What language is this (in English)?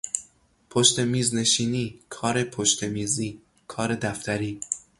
Persian